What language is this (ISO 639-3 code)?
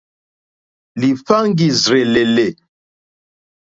bri